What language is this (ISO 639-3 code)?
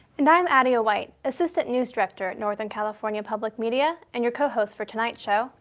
eng